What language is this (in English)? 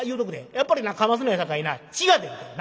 Japanese